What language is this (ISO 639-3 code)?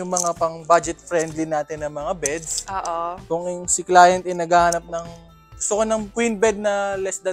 fil